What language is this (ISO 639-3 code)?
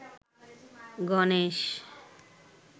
ben